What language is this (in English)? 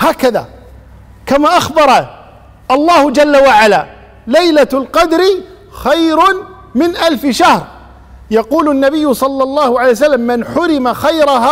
Arabic